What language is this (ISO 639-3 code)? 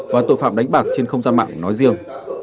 vie